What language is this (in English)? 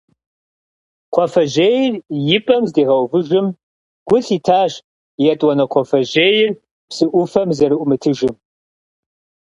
Kabardian